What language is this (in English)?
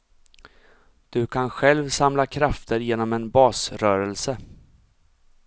Swedish